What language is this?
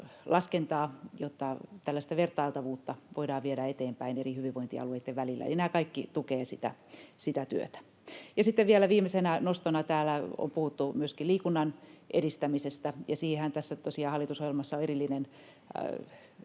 Finnish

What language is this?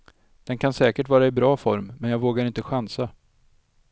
Swedish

